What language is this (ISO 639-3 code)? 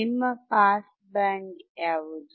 kan